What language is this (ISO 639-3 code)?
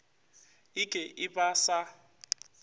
nso